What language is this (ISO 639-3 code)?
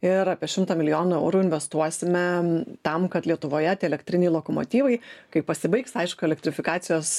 lit